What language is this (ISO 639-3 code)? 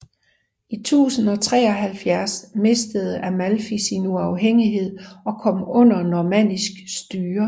dan